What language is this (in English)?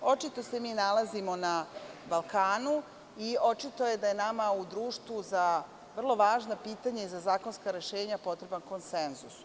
Serbian